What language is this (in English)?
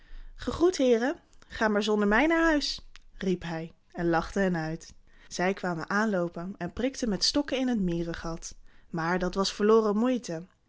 Dutch